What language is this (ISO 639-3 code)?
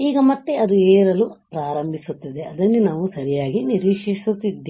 kan